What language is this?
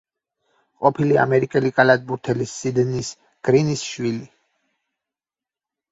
Georgian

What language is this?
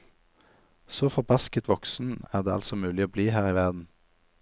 Norwegian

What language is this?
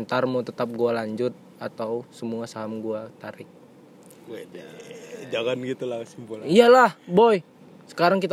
Indonesian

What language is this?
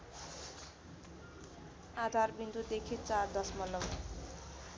Nepali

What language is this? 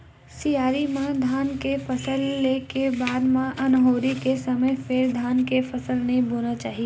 Chhattisgarhi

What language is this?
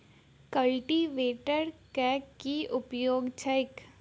Maithili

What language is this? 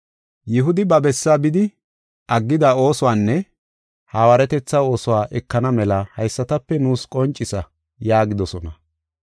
Gofa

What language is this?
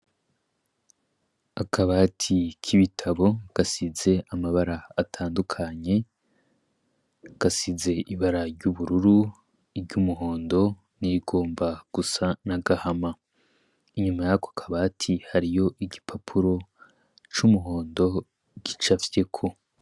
Rundi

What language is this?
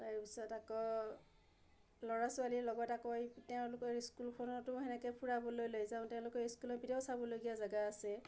Assamese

